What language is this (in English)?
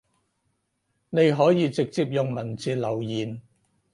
Cantonese